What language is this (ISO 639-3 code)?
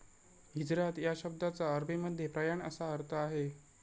mar